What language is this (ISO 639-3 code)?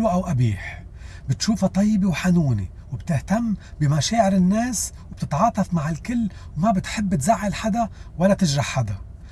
ara